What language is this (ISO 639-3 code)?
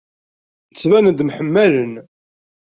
kab